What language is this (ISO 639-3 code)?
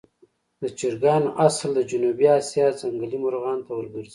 pus